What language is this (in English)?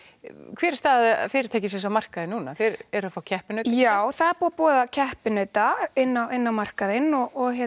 Icelandic